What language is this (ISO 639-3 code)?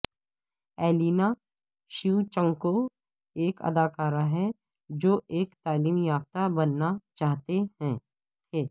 urd